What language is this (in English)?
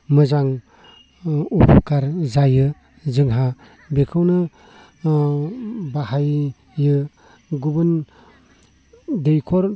Bodo